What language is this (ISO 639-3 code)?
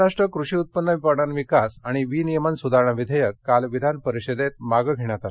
mar